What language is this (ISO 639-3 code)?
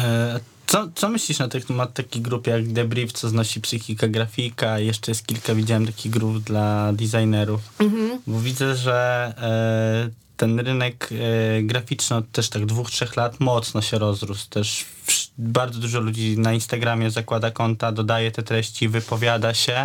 pol